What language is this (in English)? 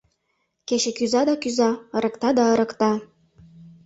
Mari